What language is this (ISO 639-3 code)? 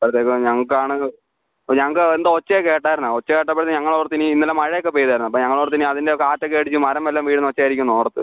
mal